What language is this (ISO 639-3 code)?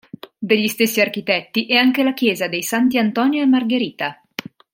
ita